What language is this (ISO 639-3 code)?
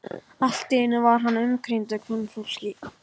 isl